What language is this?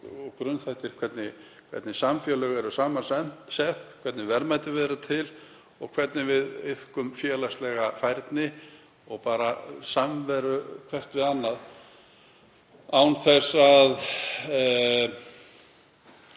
Icelandic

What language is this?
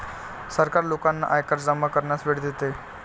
Marathi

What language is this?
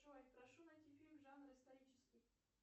Russian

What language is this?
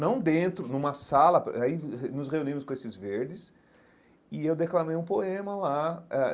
Portuguese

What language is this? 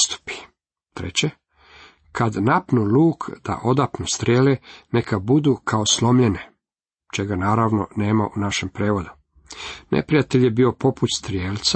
Croatian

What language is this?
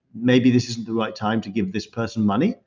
English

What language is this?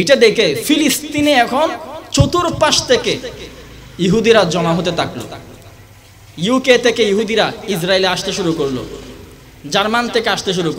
Korean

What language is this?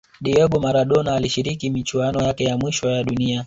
Swahili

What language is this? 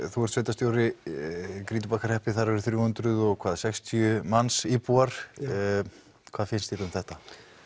Icelandic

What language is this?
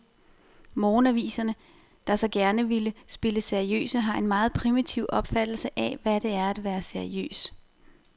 Danish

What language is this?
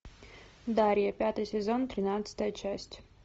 Russian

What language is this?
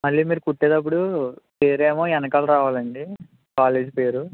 Telugu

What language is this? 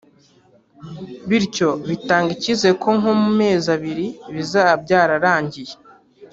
Kinyarwanda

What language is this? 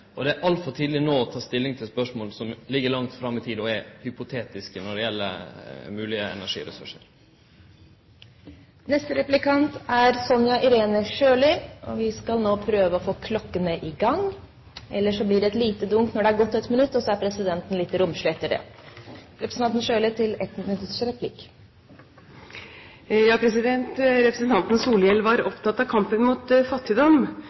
Norwegian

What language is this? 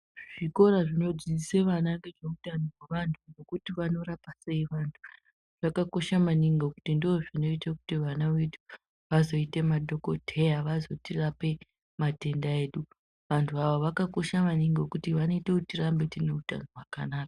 Ndau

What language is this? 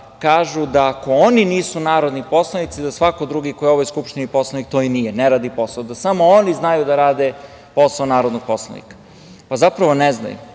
Serbian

